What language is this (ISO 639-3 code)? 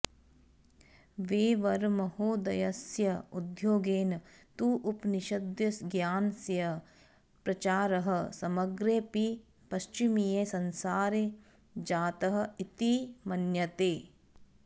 san